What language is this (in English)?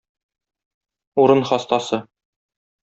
Tatar